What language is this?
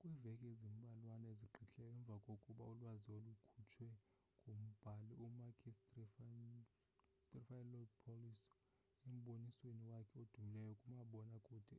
Xhosa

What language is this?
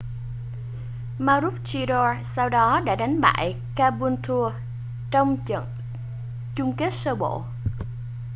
Vietnamese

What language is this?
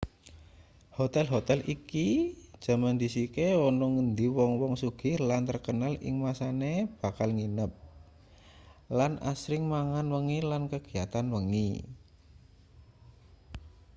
Javanese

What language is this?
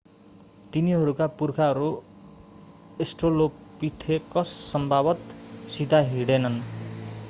Nepali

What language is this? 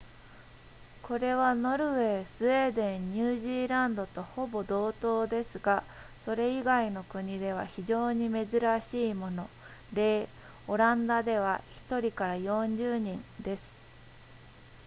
Japanese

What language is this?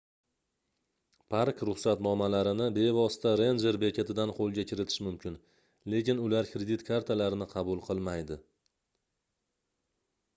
Uzbek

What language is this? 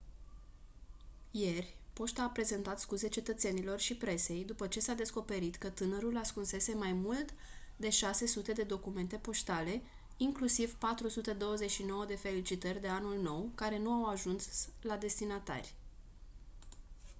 Romanian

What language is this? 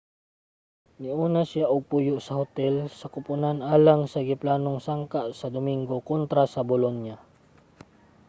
Cebuano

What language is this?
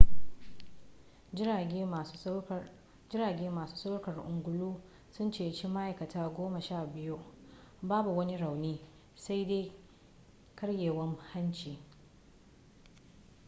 Hausa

